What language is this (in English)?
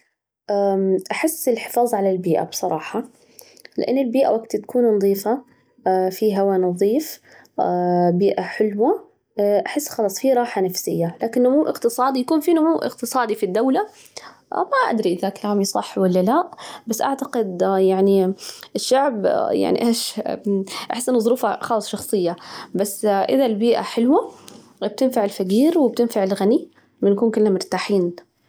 Najdi Arabic